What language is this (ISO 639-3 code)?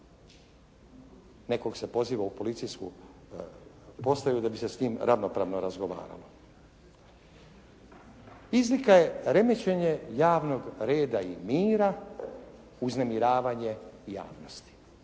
hrv